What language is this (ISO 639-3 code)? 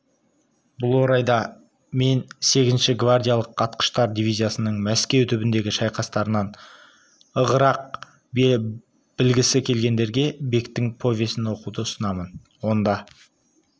kaz